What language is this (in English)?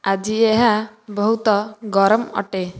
Odia